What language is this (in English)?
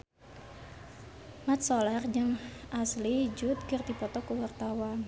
Sundanese